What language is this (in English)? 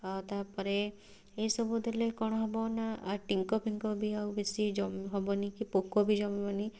Odia